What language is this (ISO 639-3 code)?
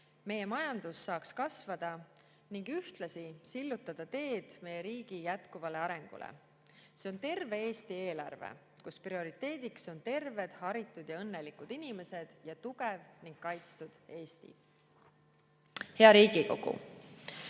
est